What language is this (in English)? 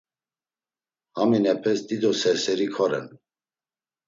Laz